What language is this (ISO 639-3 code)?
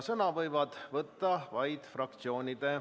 est